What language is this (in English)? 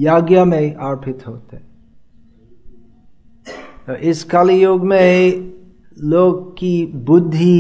Hindi